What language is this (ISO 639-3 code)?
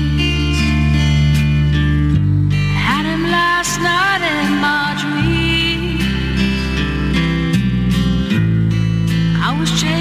slk